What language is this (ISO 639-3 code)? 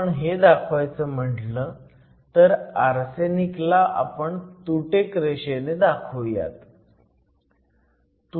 mar